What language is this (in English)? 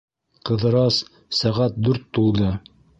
Bashkir